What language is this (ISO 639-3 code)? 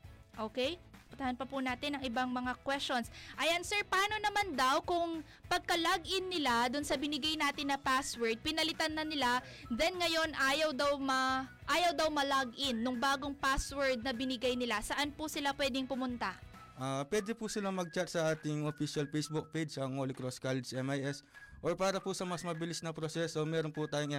fil